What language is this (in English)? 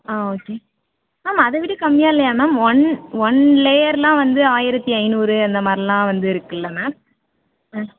Tamil